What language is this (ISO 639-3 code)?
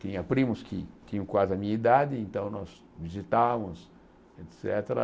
por